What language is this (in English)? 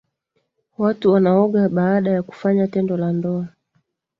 Swahili